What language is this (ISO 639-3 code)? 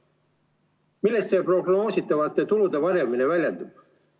est